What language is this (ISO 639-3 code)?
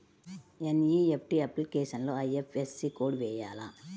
tel